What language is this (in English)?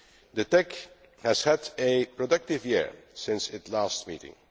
English